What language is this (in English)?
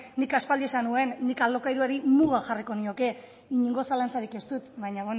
Basque